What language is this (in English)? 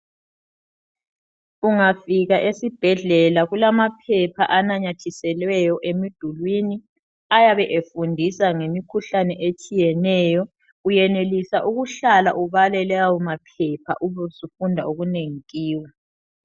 North Ndebele